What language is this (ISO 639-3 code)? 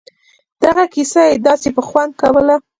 pus